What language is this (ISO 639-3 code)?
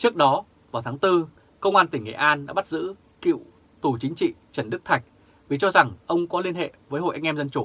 vie